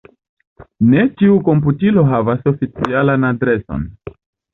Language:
Esperanto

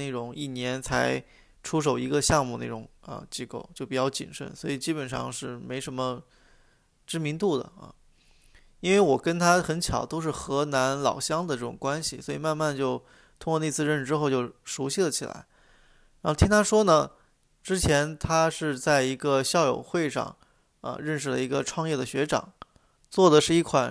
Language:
Chinese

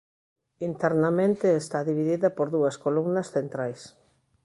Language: Galician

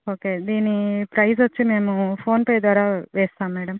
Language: Telugu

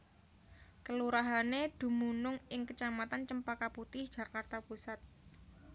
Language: Javanese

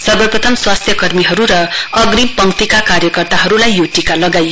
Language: Nepali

